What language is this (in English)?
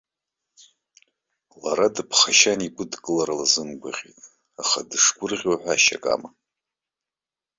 Abkhazian